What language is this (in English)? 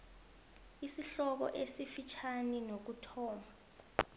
South Ndebele